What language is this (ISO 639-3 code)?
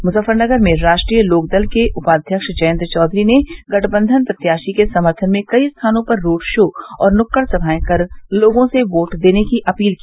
hin